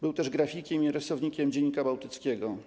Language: Polish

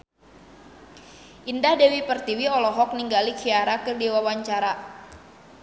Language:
Sundanese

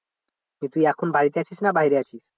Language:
Bangla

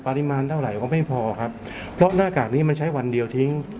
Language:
Thai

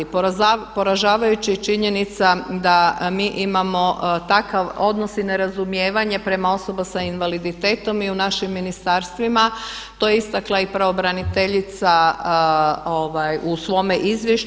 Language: Croatian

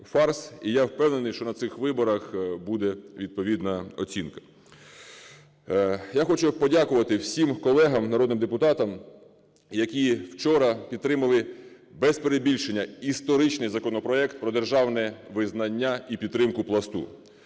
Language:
Ukrainian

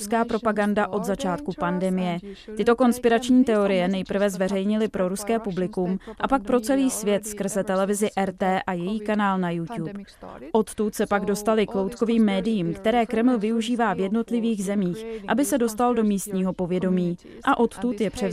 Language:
Czech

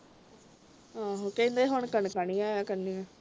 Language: Punjabi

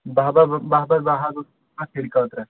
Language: Kashmiri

